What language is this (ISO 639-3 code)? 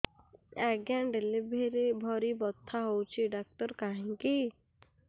ori